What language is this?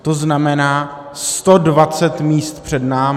Czech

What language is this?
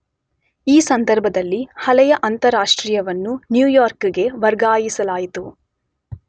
Kannada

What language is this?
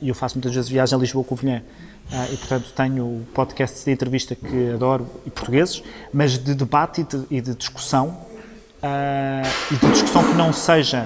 Portuguese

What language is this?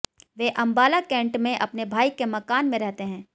Hindi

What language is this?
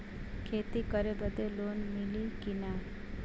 Bhojpuri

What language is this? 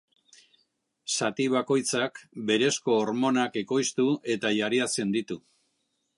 Basque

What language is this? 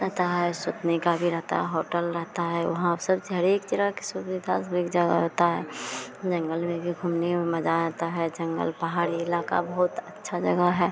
Hindi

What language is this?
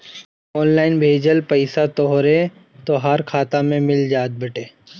Bhojpuri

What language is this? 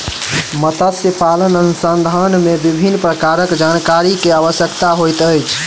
Maithili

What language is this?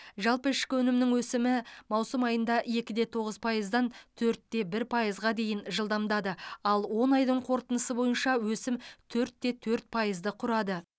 Kazakh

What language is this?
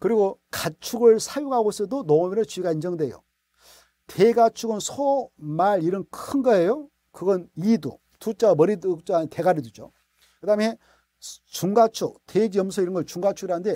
Korean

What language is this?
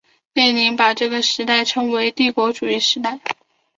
Chinese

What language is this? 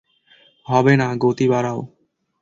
Bangla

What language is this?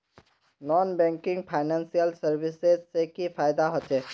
Magahi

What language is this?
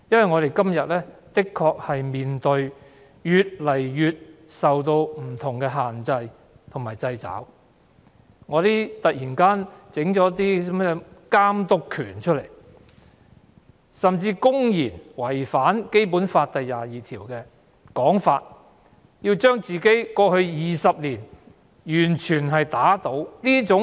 Cantonese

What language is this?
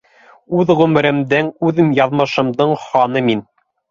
Bashkir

